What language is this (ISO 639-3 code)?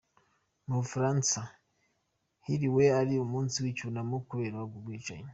kin